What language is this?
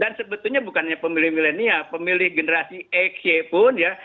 Indonesian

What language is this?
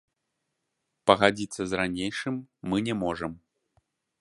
Belarusian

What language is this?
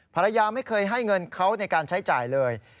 Thai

